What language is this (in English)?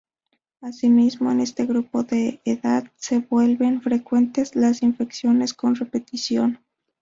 Spanish